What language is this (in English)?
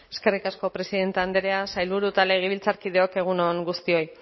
Basque